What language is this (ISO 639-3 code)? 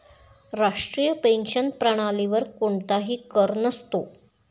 mar